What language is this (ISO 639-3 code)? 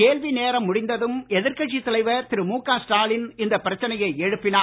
tam